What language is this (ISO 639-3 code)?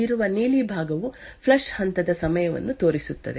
kan